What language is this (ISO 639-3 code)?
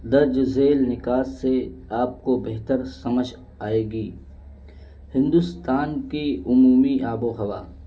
urd